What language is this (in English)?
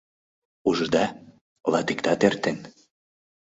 Mari